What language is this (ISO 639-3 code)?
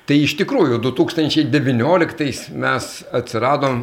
lit